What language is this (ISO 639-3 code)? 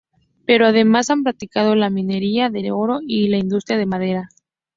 spa